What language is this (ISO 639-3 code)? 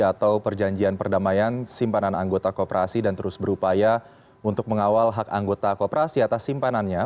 ind